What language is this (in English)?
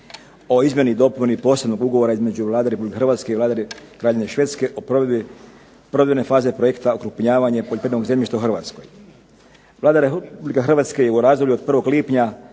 Croatian